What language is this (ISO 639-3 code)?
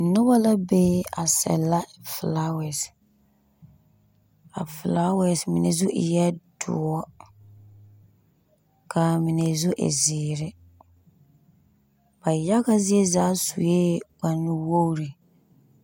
dga